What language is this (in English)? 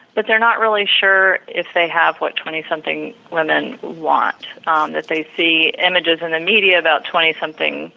English